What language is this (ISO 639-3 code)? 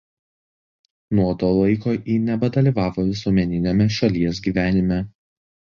lit